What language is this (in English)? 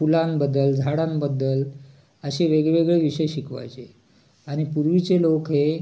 Marathi